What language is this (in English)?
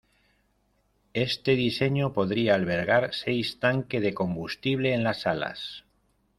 Spanish